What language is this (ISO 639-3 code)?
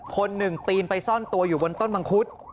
tha